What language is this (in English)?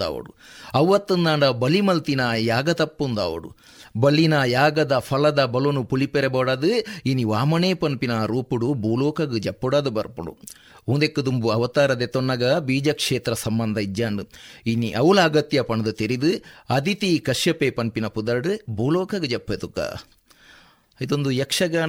Kannada